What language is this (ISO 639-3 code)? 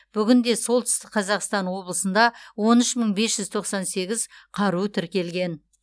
kaz